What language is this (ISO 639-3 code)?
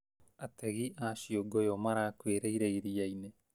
kik